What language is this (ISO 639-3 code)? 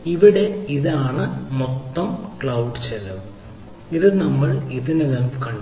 mal